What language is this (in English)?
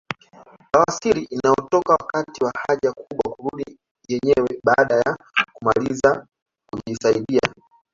Swahili